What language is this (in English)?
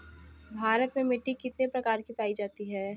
Bhojpuri